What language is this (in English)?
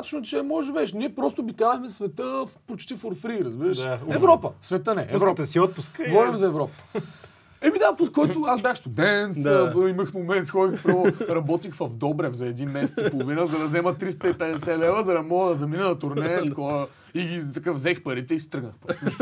Bulgarian